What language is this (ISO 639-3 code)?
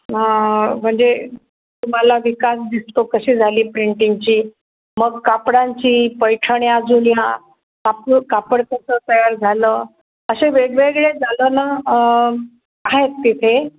mar